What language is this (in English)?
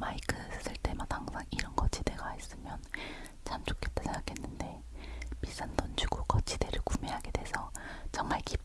Korean